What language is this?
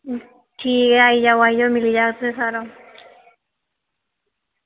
Dogri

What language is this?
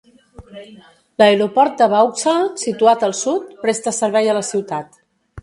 Catalan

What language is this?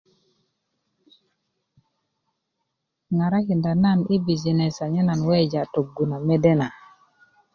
Kuku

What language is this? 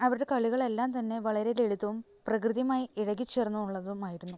Malayalam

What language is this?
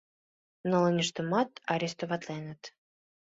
Mari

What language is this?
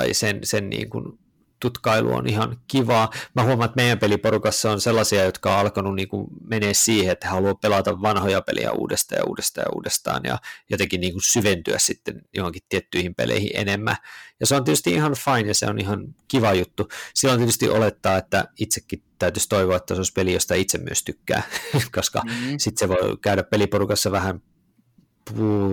Finnish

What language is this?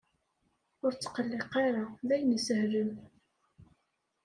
Kabyle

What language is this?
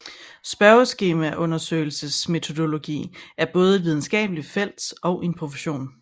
Danish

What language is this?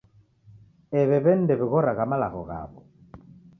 Taita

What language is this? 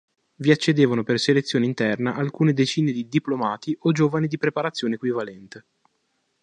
Italian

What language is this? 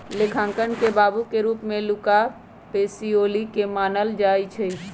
Magahi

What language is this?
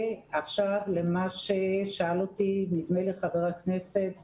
Hebrew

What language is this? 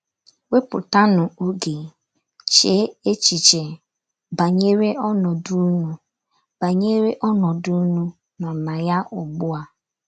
Igbo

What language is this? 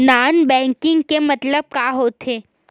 Chhattisgarhi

